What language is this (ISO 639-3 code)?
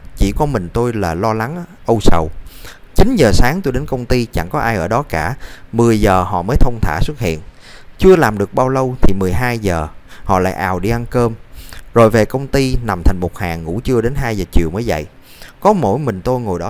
vie